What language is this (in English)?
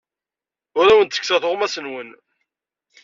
Kabyle